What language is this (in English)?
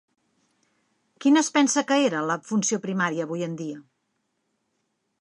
Catalan